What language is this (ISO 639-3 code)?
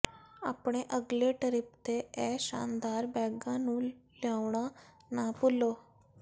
pan